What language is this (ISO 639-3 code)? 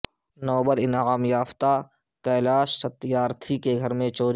urd